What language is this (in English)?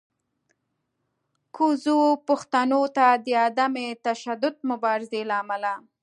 Pashto